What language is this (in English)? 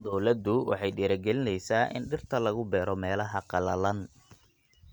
Somali